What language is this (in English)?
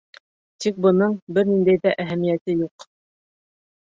Bashkir